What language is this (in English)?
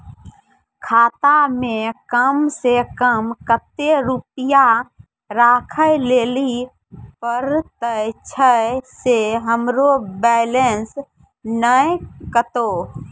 Maithili